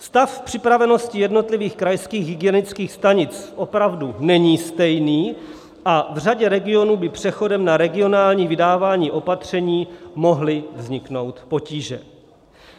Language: Czech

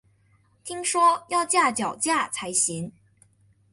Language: Chinese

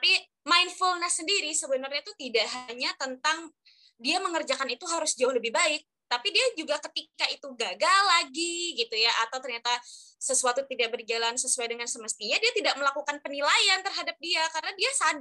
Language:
Indonesian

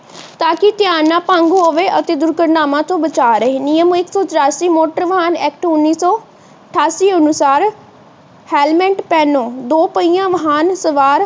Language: Punjabi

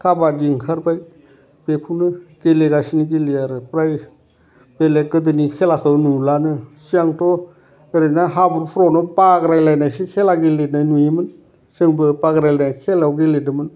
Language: Bodo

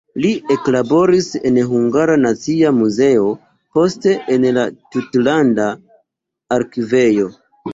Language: Esperanto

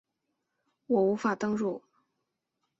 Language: Chinese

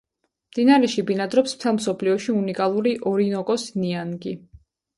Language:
Georgian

